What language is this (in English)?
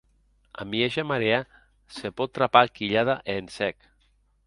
Occitan